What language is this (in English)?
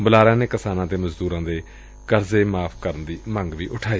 Punjabi